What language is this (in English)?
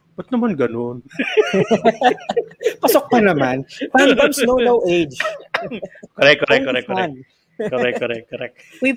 Filipino